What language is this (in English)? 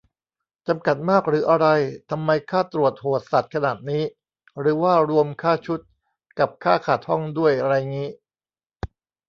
Thai